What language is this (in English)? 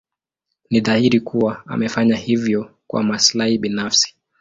Swahili